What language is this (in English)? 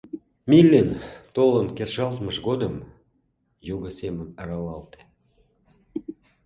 Mari